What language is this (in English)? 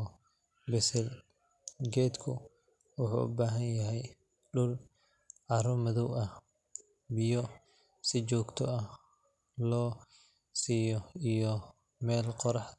Somali